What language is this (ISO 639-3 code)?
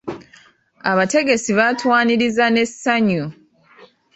lug